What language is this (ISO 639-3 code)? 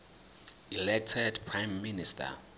zul